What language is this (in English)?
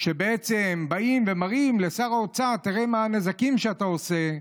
Hebrew